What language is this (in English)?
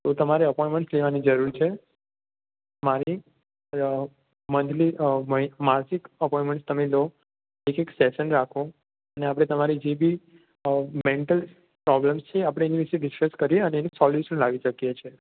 Gujarati